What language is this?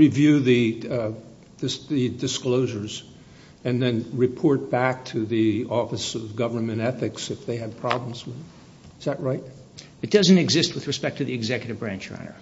English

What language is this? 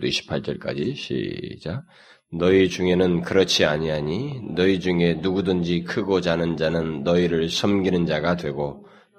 Korean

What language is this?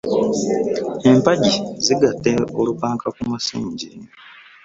Ganda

